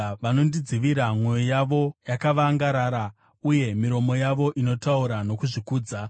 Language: Shona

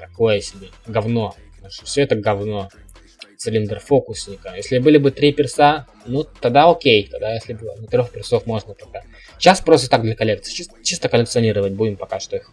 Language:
Russian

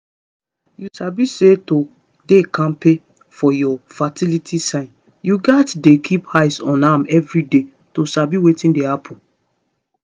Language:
Nigerian Pidgin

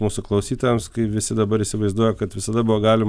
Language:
Lithuanian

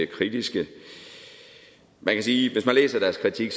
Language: Danish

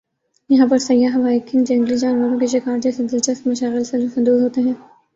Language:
Urdu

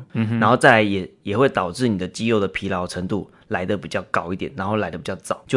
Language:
Chinese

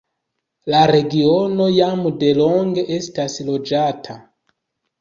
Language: Esperanto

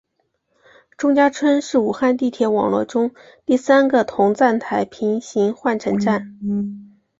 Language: Chinese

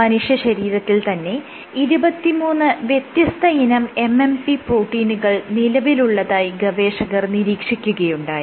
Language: Malayalam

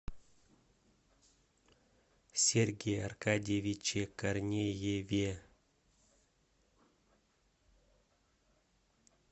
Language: Russian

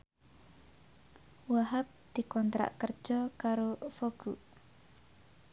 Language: Javanese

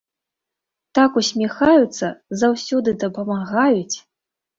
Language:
Belarusian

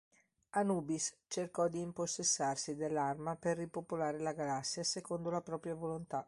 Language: Italian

